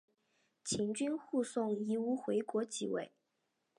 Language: Chinese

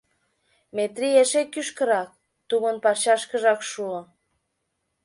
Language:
Mari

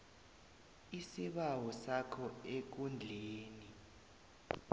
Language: South Ndebele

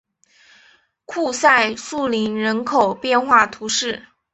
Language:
Chinese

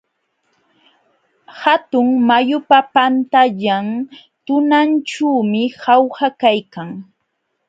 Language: Jauja Wanca Quechua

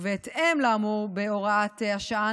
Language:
Hebrew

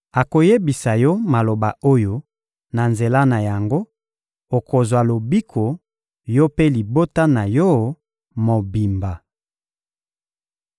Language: Lingala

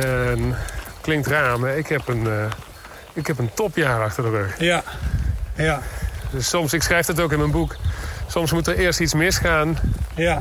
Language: Dutch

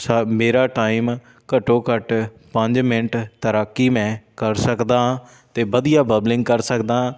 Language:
Punjabi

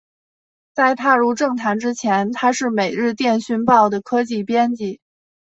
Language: Chinese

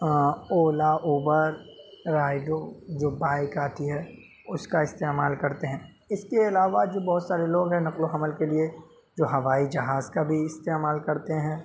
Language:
Urdu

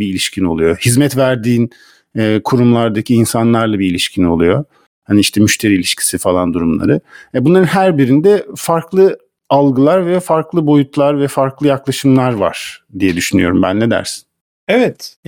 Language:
Turkish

